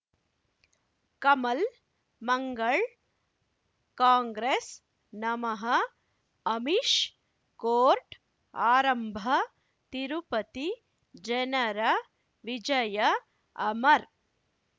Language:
Kannada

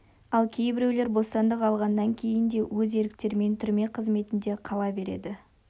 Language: Kazakh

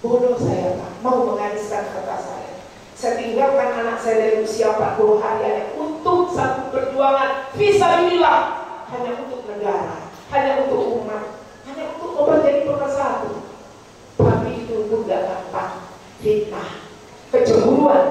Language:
Indonesian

